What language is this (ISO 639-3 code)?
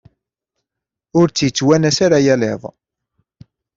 kab